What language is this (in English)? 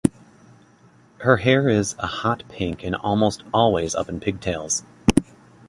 English